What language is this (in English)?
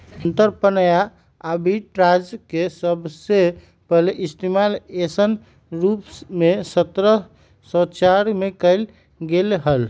Magahi